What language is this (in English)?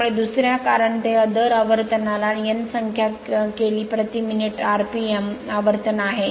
Marathi